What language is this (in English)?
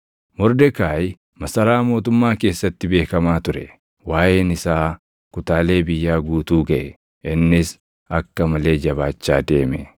Oromo